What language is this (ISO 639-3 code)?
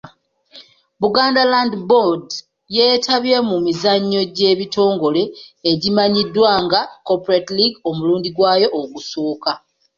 lug